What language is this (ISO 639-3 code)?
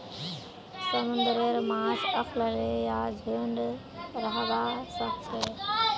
mag